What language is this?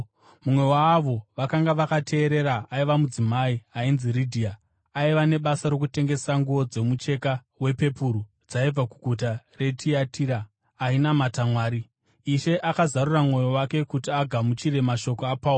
Shona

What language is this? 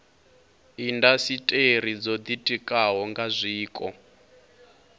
Venda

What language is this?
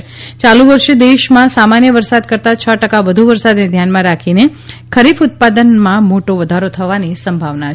Gujarati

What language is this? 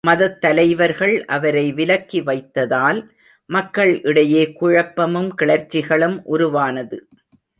Tamil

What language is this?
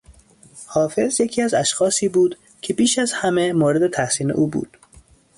Persian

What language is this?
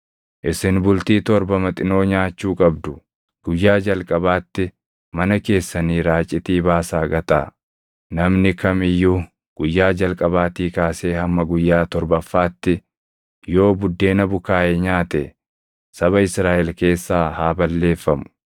Oromo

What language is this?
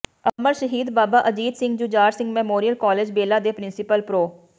Punjabi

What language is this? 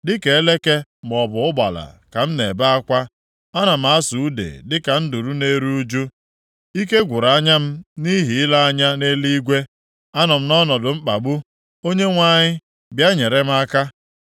Igbo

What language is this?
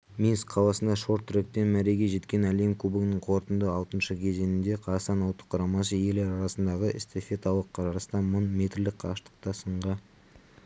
Kazakh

